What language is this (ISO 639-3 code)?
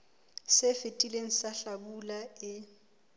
sot